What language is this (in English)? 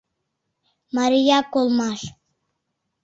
Mari